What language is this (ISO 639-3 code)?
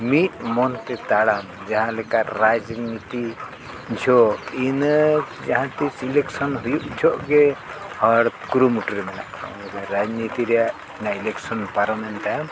sat